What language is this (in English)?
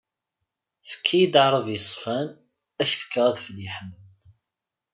Kabyle